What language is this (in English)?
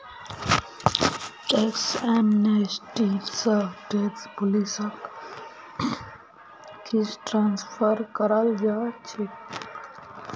Magahi